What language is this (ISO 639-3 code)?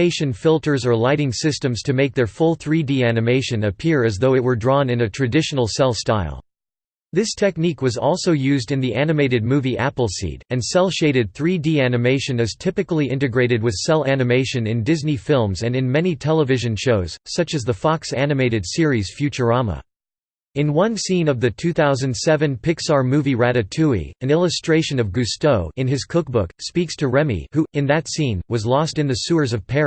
eng